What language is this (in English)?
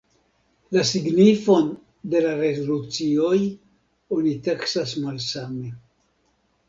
Esperanto